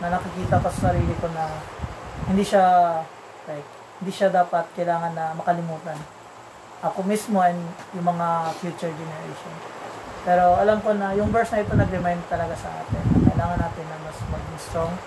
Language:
Filipino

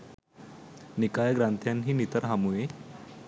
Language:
Sinhala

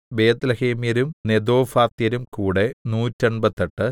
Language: Malayalam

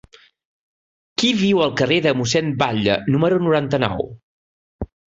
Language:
Catalan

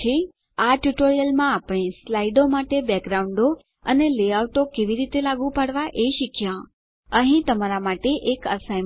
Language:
Gujarati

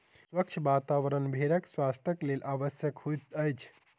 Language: Maithili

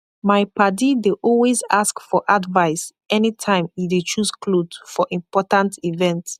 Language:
Nigerian Pidgin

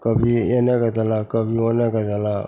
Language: Maithili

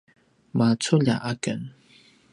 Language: Paiwan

